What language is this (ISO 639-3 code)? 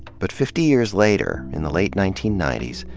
eng